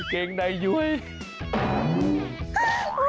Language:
Thai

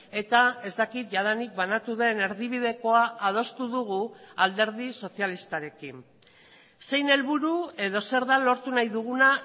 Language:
Basque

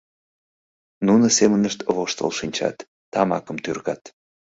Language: Mari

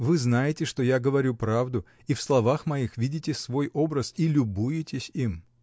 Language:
Russian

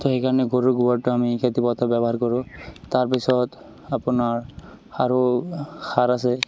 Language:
Assamese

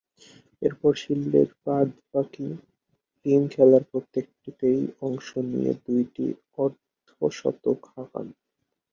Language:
Bangla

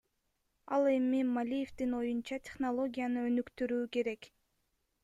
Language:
Kyrgyz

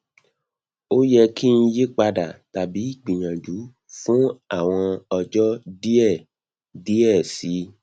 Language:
Yoruba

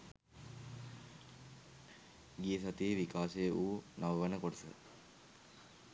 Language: Sinhala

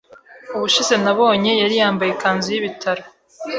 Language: Kinyarwanda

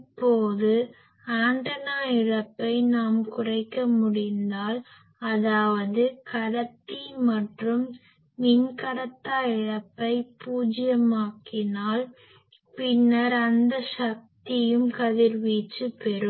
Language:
Tamil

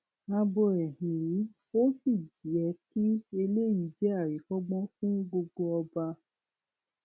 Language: Yoruba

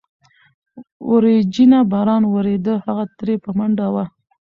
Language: Pashto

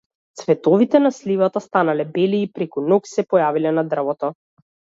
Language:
Macedonian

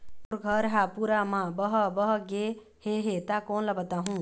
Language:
Chhattisgarhi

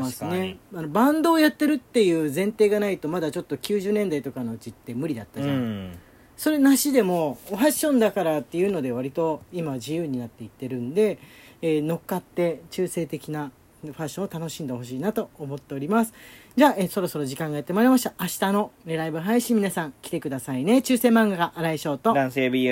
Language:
Japanese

